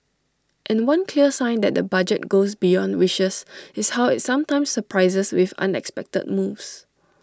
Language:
English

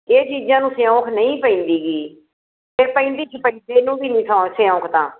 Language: Punjabi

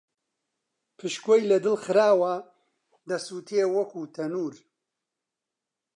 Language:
Central Kurdish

